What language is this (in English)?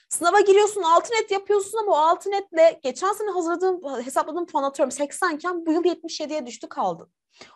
Turkish